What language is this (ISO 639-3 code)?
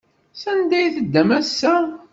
kab